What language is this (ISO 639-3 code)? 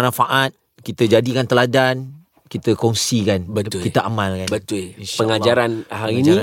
msa